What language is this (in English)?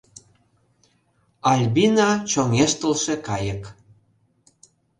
Mari